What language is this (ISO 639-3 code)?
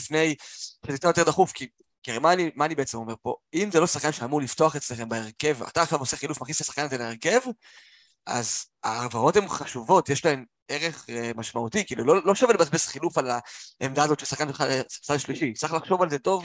heb